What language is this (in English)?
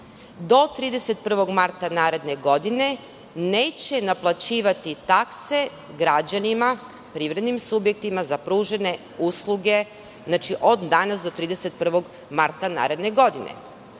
Serbian